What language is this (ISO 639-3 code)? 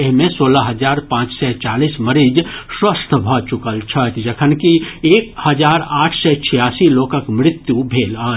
mai